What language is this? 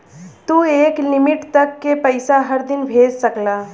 Bhojpuri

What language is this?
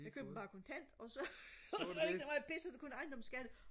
Danish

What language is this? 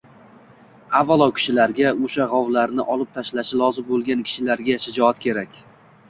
Uzbek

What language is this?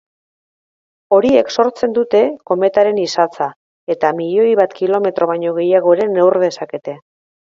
Basque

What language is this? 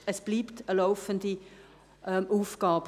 Swiss German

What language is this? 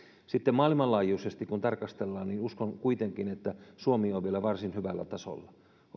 Finnish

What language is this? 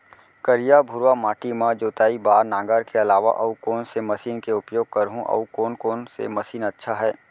Chhattisgarhi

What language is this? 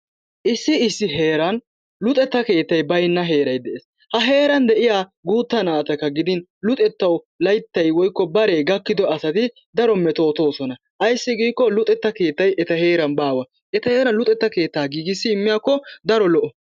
Wolaytta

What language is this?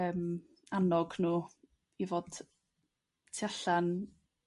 Welsh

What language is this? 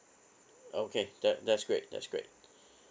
English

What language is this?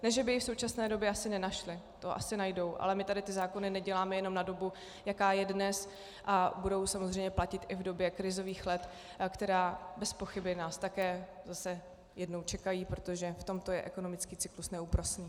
Czech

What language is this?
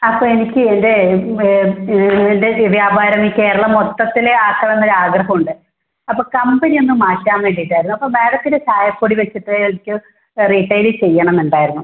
Malayalam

